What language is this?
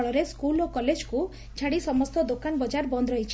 Odia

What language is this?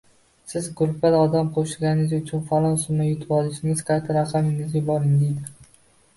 Uzbek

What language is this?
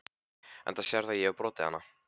Icelandic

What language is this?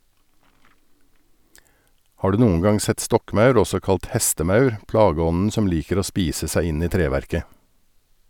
Norwegian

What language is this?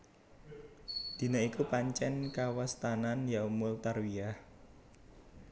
Javanese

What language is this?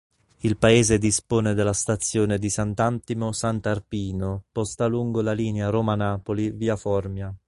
Italian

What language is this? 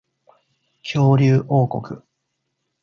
Japanese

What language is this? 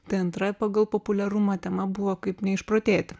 Lithuanian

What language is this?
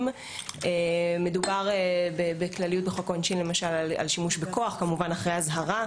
Hebrew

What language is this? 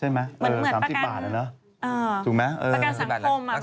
Thai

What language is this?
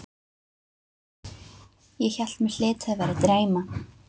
Icelandic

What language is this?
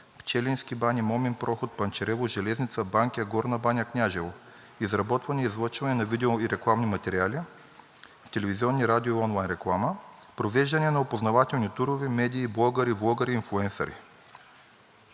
Bulgarian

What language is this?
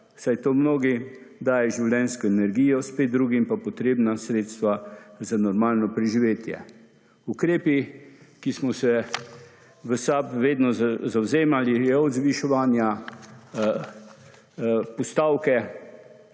Slovenian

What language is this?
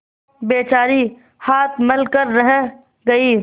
Hindi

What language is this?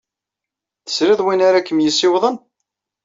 Kabyle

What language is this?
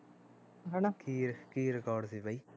Punjabi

